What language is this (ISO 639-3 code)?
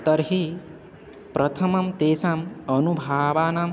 san